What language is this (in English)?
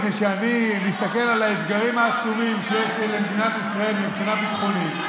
Hebrew